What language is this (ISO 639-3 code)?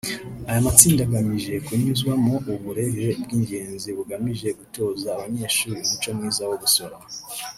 kin